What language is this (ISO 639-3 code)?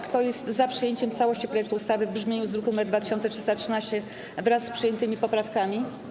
pol